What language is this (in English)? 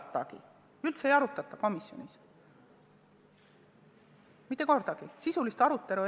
Estonian